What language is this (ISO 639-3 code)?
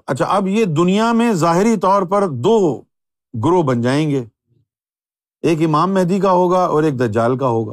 urd